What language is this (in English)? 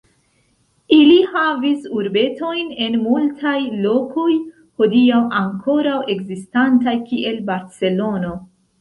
Esperanto